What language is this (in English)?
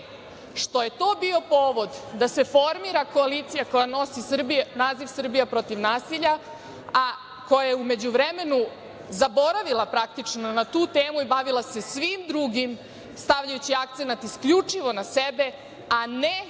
Serbian